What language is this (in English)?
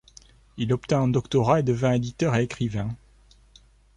French